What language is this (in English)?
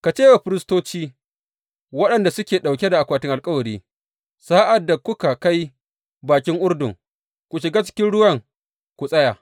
Hausa